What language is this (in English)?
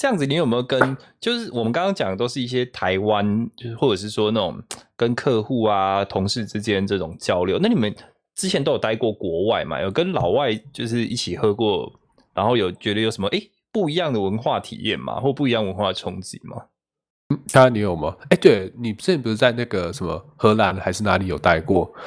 Chinese